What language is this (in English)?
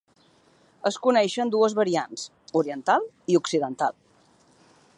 Catalan